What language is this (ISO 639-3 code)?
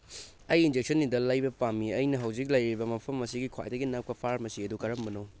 mni